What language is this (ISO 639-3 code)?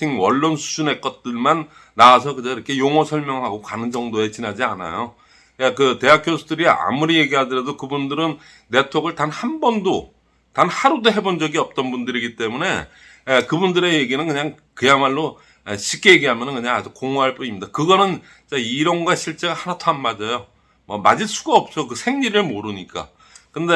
kor